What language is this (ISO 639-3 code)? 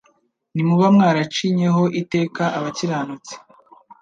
kin